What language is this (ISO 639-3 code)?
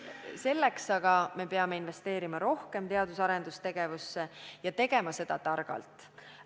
est